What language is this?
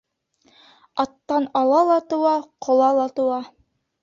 Bashkir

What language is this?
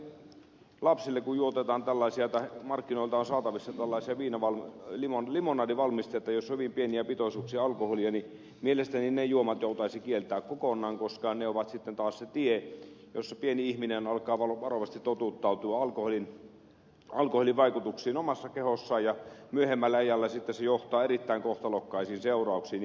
Finnish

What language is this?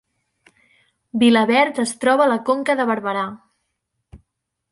Catalan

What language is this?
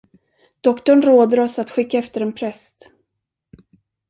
Swedish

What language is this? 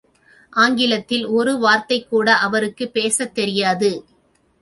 Tamil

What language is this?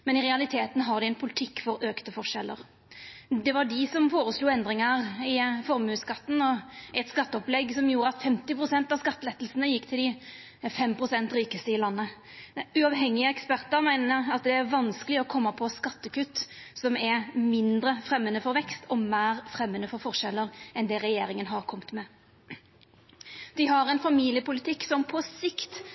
Norwegian Nynorsk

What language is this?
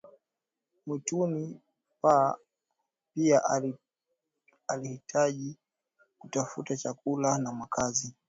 Swahili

